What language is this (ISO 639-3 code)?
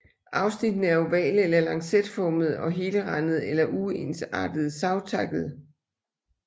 dan